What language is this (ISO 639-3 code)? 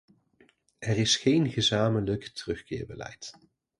nld